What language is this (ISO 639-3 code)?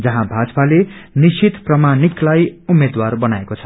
nep